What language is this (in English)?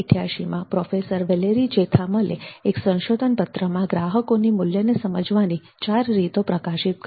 Gujarati